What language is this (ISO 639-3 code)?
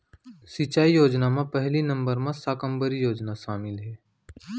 hne